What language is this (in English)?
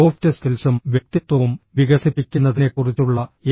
Malayalam